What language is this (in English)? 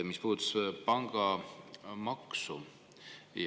Estonian